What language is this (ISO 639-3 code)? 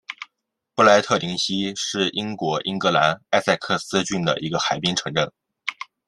zho